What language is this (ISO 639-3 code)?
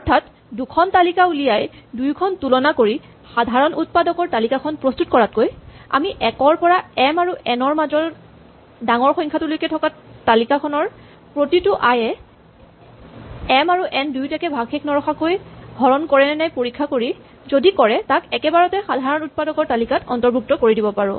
asm